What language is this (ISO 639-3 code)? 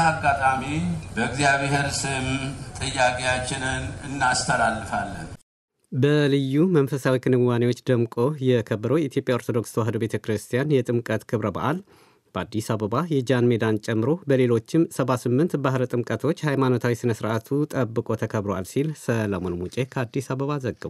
amh